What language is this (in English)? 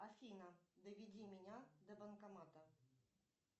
Russian